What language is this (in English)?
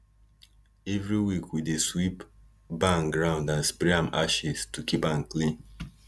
Nigerian Pidgin